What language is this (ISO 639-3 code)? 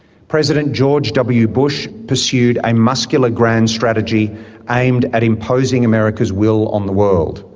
eng